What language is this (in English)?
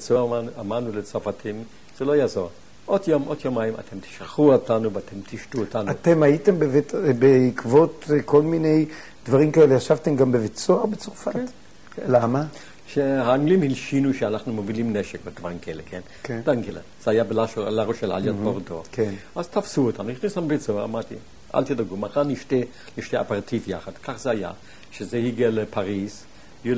Hebrew